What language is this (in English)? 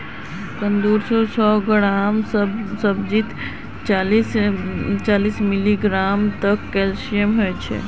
Magahi